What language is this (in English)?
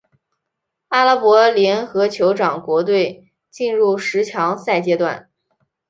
Chinese